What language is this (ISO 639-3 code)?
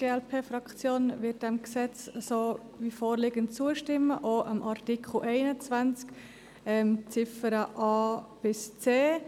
gsw